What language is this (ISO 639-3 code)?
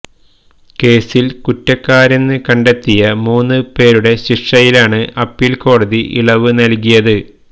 mal